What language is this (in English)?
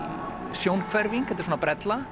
Icelandic